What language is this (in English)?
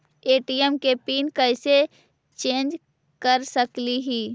Magahi